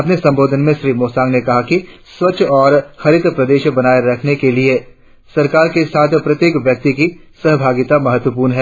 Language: Hindi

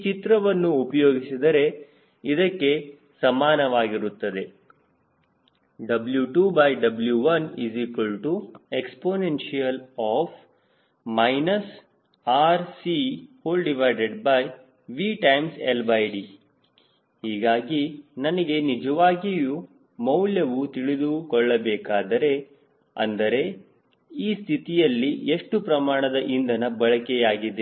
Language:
Kannada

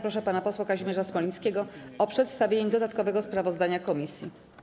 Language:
Polish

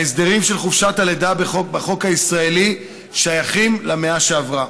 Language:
Hebrew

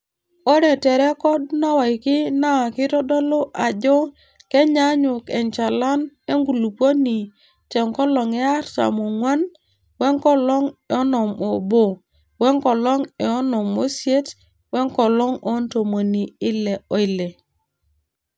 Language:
Masai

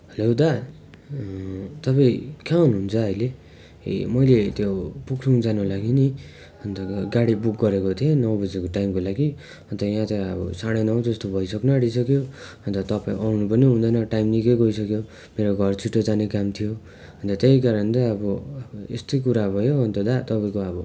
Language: Nepali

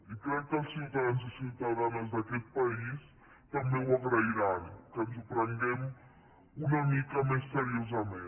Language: Catalan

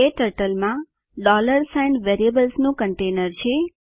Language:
Gujarati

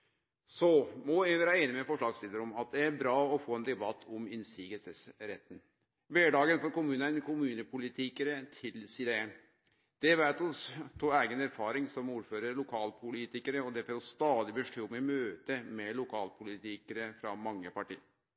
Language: Norwegian Nynorsk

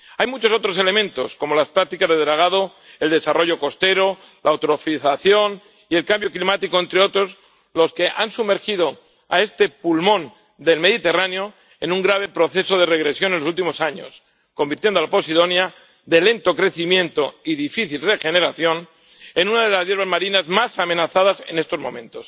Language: Spanish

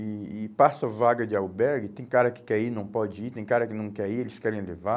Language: Portuguese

